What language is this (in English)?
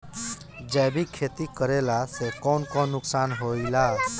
Bhojpuri